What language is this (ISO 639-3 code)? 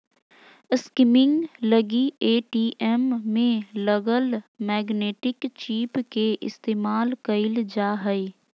mag